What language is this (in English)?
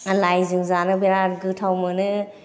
Bodo